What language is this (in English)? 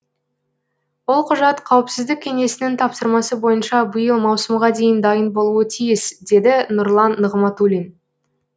Kazakh